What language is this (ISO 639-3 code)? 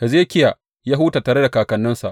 hau